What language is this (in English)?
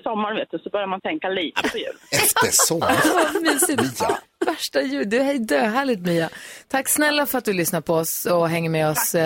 Swedish